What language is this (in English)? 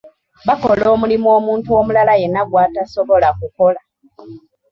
Ganda